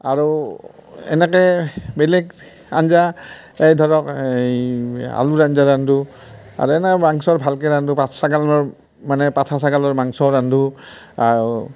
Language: Assamese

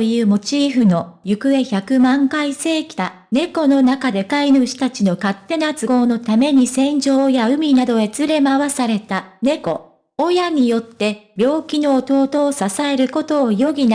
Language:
Japanese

